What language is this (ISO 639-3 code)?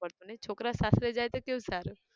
guj